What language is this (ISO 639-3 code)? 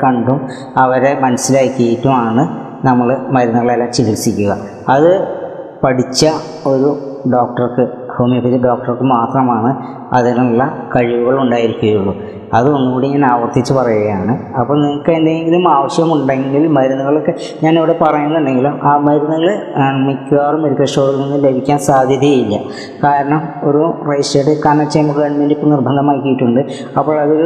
mal